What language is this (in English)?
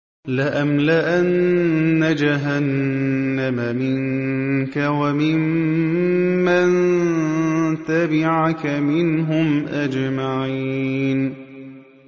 Arabic